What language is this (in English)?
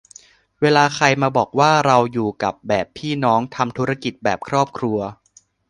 Thai